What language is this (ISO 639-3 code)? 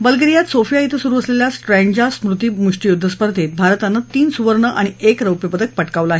mar